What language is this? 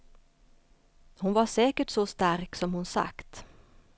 Swedish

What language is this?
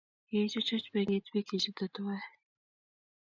Kalenjin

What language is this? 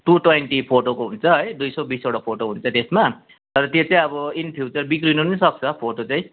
Nepali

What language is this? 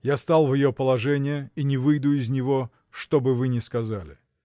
Russian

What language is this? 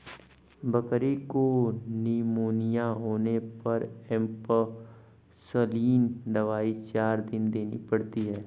Hindi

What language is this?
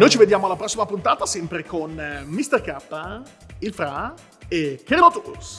Italian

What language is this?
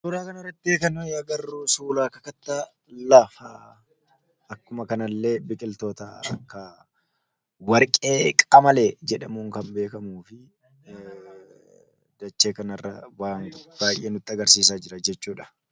Oromo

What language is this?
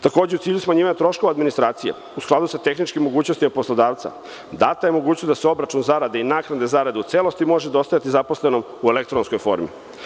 Serbian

